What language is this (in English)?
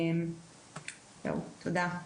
Hebrew